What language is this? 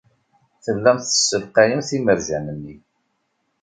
Kabyle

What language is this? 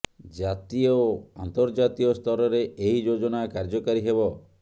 Odia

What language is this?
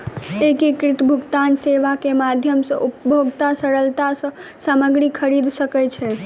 Maithili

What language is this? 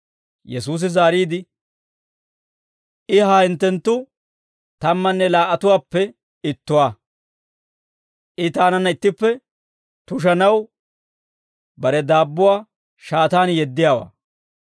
Dawro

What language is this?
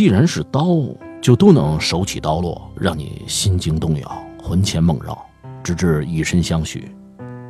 Chinese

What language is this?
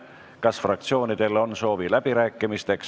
Estonian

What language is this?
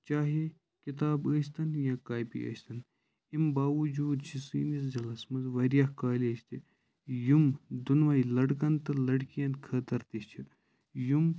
Kashmiri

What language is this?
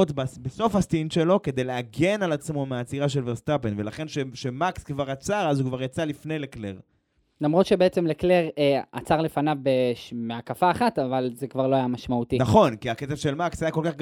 Hebrew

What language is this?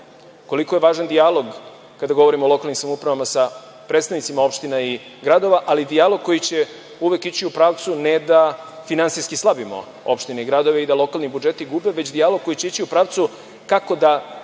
Serbian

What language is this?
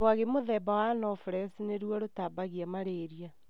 Kikuyu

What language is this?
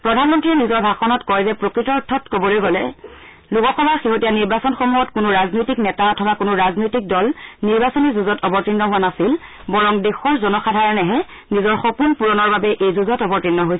Assamese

